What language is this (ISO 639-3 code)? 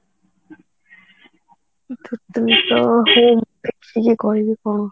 ori